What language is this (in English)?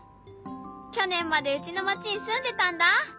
Japanese